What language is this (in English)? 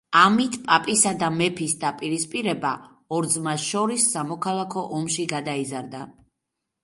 Georgian